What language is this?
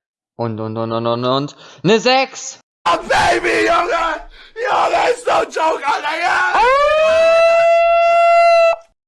German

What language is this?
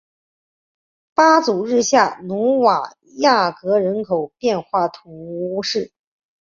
Chinese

